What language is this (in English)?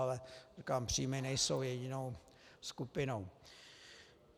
Czech